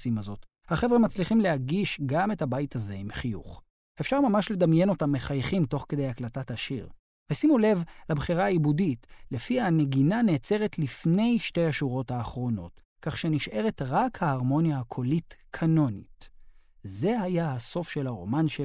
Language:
Hebrew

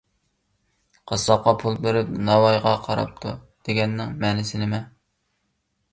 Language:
Uyghur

